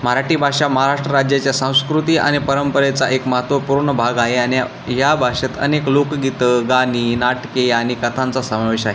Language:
Marathi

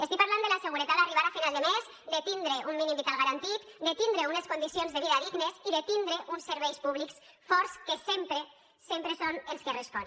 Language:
Catalan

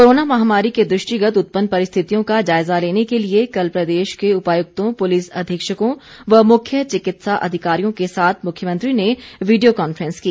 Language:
Hindi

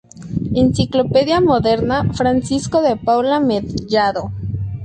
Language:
Spanish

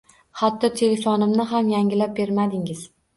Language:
Uzbek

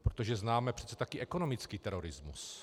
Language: Czech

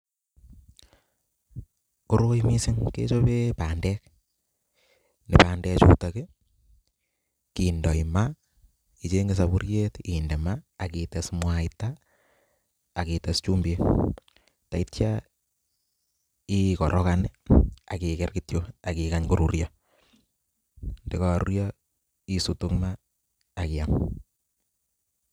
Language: Kalenjin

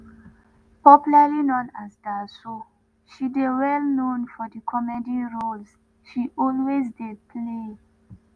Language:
Nigerian Pidgin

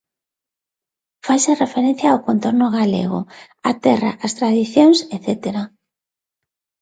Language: Galician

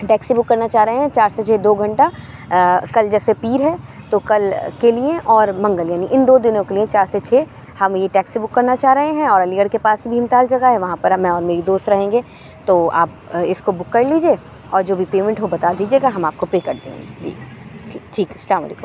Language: Urdu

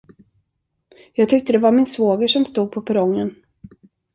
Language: Swedish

